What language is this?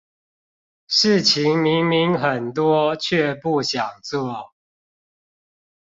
Chinese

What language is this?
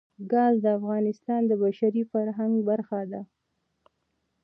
Pashto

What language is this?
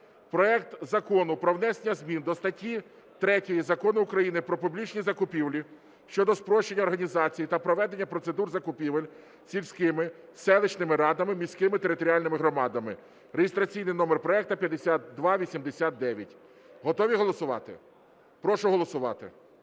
Ukrainian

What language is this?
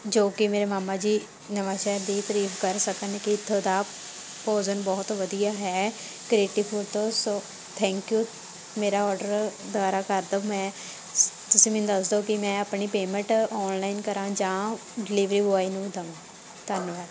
Punjabi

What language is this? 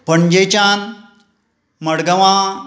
Konkani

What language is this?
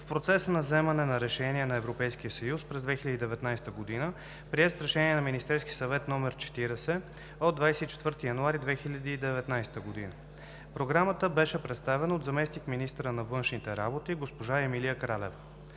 Bulgarian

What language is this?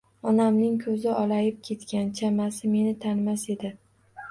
Uzbek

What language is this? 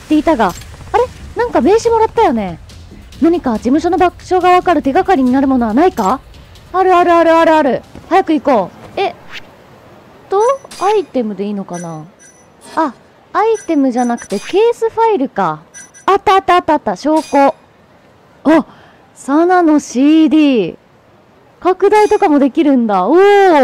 Japanese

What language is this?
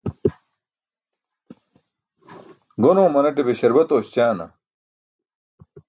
Burushaski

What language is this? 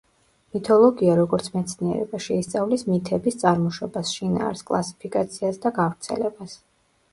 Georgian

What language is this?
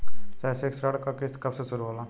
Bhojpuri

